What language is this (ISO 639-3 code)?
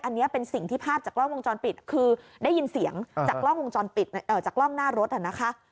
tha